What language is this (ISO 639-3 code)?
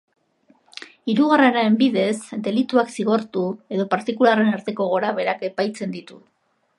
eus